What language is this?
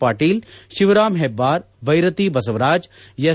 Kannada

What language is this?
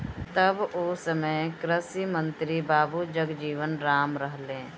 Bhojpuri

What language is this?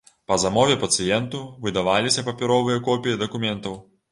Belarusian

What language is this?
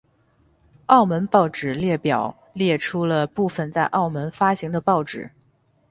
Chinese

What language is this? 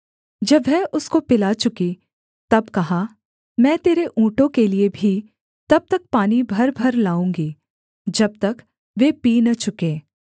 Hindi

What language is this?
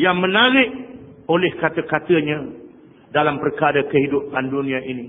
Malay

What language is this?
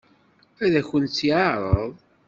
Kabyle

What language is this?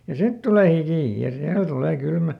Finnish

